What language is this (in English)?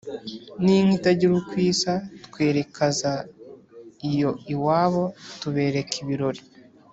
Kinyarwanda